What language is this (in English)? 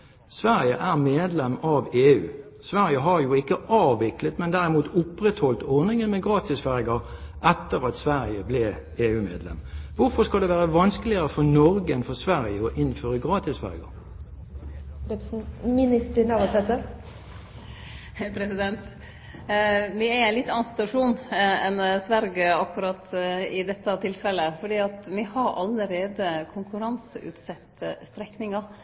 Norwegian